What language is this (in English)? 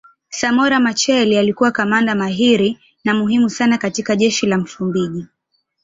Swahili